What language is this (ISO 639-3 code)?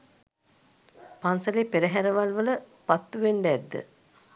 sin